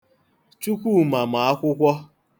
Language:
Igbo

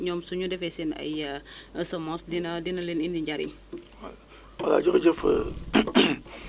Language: Wolof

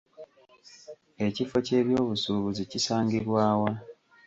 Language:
Ganda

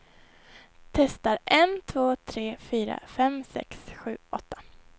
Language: Swedish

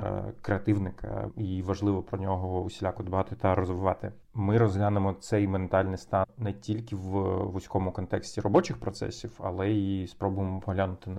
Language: Ukrainian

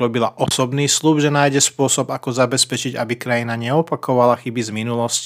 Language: Slovak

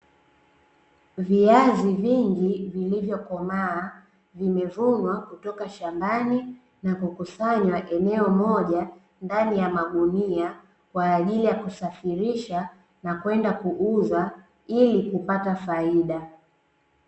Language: Swahili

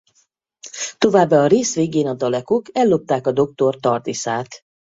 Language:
Hungarian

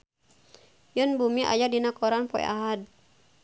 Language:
Sundanese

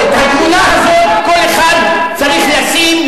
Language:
Hebrew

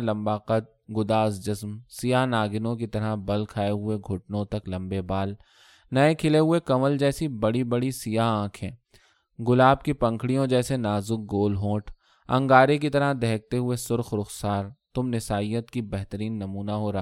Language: Urdu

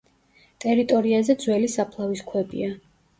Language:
Georgian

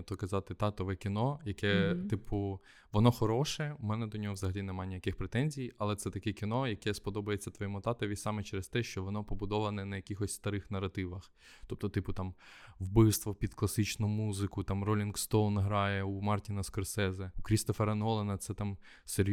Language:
Ukrainian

